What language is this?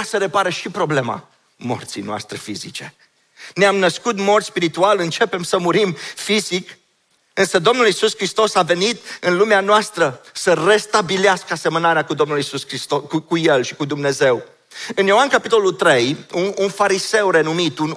Romanian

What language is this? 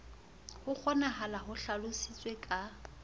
Southern Sotho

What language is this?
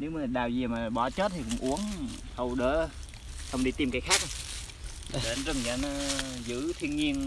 Vietnamese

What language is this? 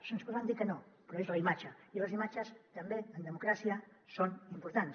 Catalan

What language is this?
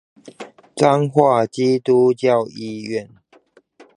Chinese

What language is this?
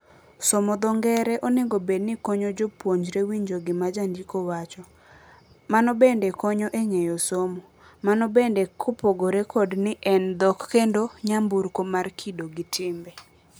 Luo (Kenya and Tanzania)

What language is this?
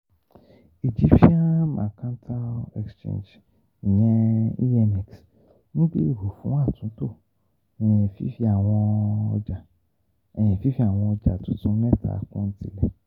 Yoruba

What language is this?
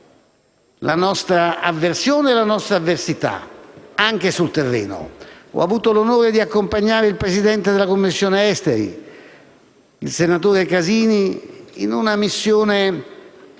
Italian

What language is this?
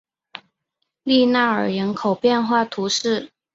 Chinese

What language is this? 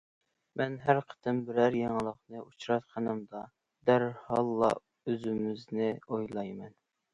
Uyghur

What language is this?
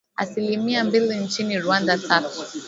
Swahili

